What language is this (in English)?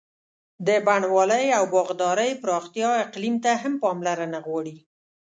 Pashto